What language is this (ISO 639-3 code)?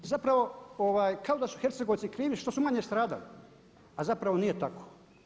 hrv